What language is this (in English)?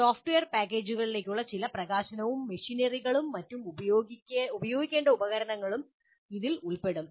Malayalam